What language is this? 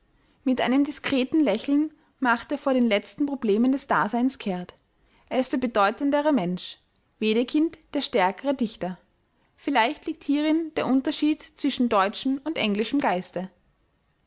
German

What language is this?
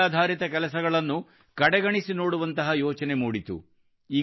Kannada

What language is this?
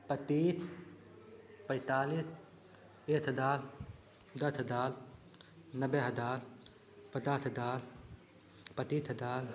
Hindi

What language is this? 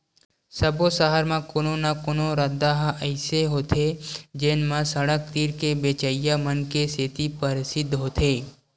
Chhattisgarhi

